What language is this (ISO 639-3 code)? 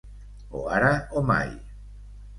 cat